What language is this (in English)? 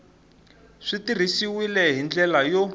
Tsonga